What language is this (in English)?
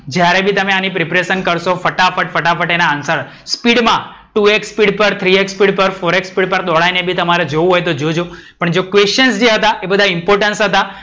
Gujarati